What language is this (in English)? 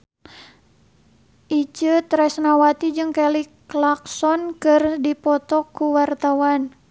Sundanese